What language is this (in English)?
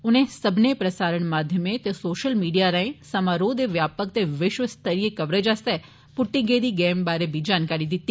Dogri